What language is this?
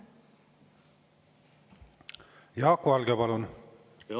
Estonian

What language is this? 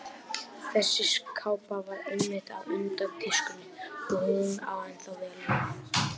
Icelandic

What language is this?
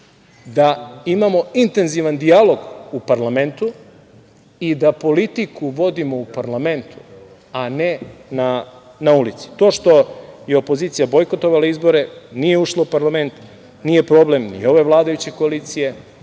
Serbian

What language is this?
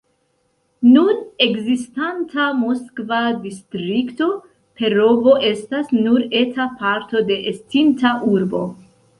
Esperanto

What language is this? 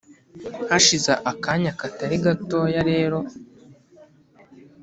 Kinyarwanda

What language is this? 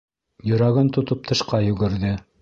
Bashkir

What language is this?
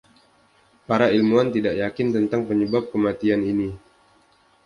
Indonesian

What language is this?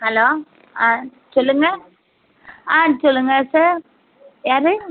Tamil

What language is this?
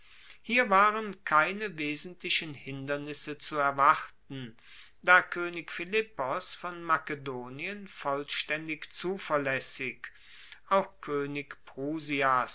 German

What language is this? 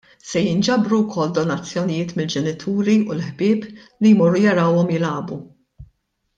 Maltese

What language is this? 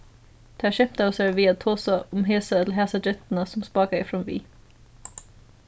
Faroese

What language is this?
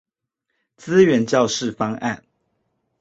Chinese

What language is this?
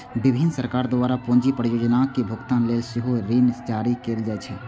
Maithili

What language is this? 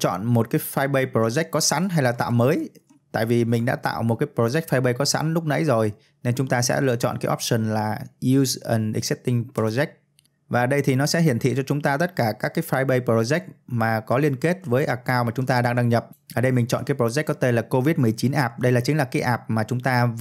Vietnamese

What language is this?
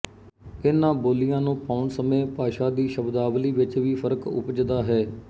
Punjabi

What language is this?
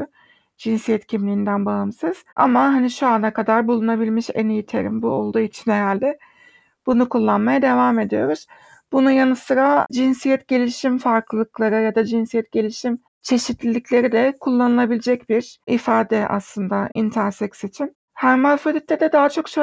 Turkish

